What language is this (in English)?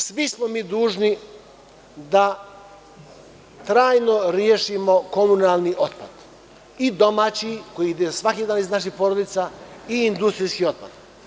Serbian